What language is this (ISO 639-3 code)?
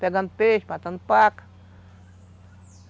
por